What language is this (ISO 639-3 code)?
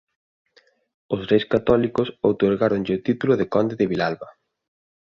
glg